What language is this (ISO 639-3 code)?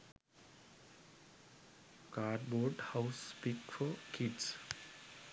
sin